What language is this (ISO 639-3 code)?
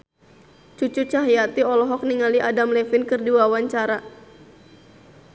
sun